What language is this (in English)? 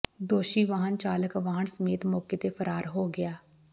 Punjabi